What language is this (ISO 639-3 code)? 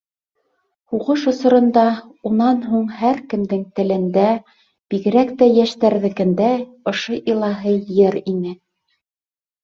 bak